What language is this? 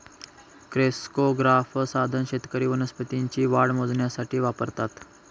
Marathi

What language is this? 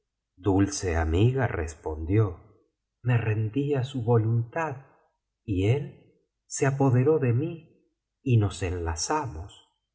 Spanish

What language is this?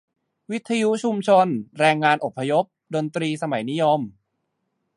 Thai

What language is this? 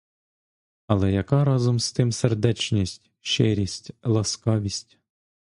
Ukrainian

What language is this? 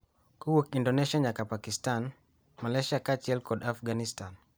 Luo (Kenya and Tanzania)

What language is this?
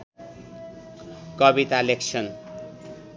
Nepali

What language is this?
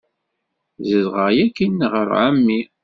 Kabyle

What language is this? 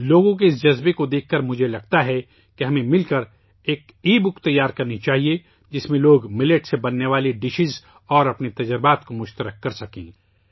Urdu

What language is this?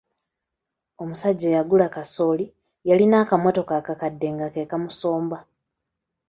Ganda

